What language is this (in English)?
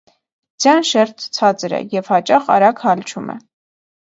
Armenian